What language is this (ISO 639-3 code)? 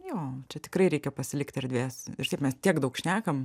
lit